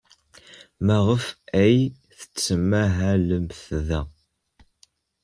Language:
Kabyle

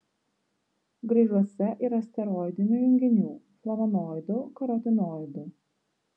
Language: Lithuanian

